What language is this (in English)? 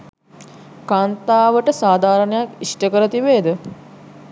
Sinhala